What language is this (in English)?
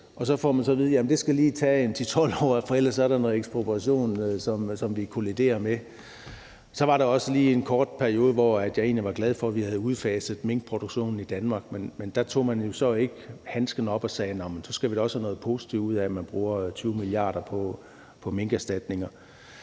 Danish